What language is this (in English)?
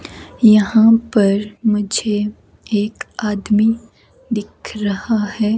Hindi